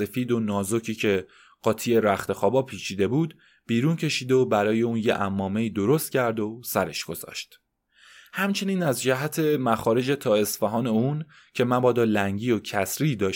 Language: Persian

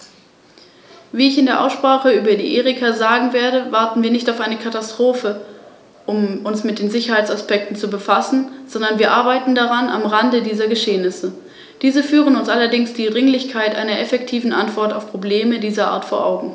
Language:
German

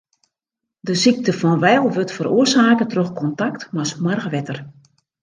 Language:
Western Frisian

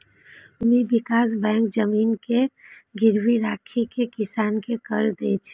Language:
Maithili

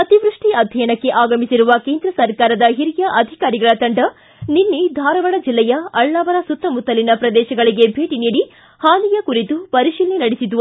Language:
Kannada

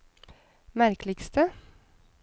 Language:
Norwegian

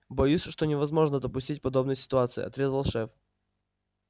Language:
Russian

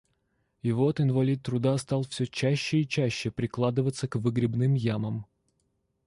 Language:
Russian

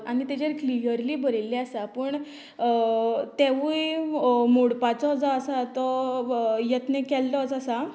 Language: Konkani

